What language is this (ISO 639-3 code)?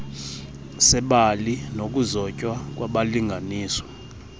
xho